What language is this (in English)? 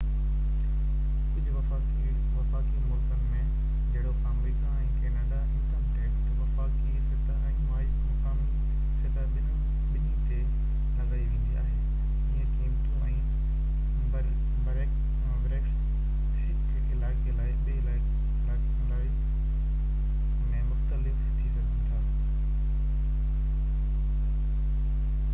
Sindhi